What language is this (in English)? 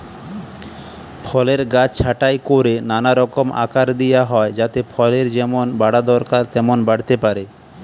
Bangla